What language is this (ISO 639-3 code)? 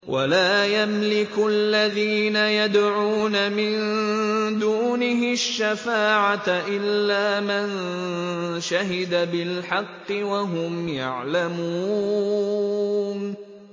ara